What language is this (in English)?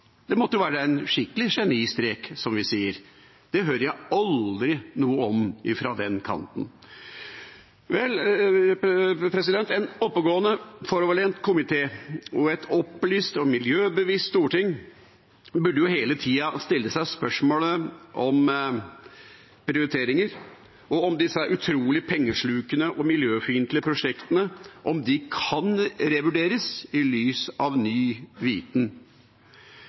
Norwegian Bokmål